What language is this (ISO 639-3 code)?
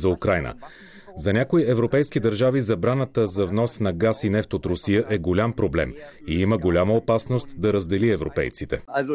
bul